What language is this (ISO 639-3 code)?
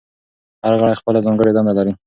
pus